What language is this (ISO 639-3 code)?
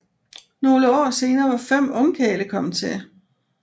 dan